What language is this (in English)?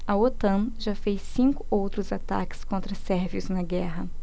Portuguese